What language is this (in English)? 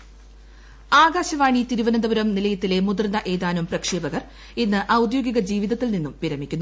Malayalam